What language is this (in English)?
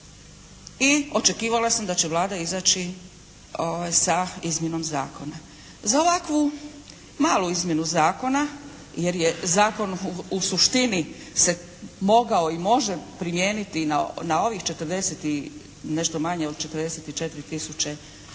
Croatian